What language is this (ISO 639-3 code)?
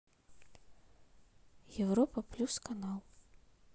rus